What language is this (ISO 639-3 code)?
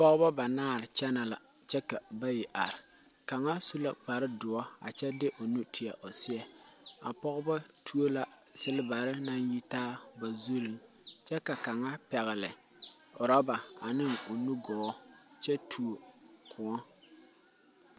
dga